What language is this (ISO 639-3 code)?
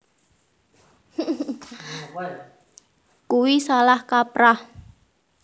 jav